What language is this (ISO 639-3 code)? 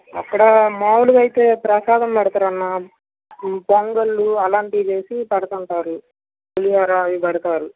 tel